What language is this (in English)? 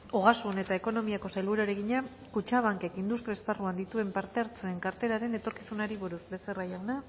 Basque